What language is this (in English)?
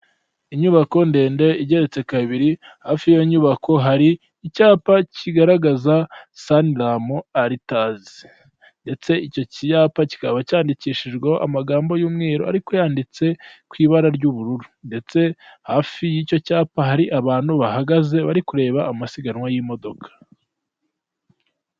Kinyarwanda